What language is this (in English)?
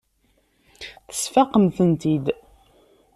Kabyle